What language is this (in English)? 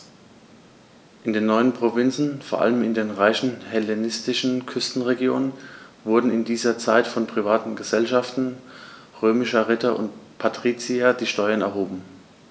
German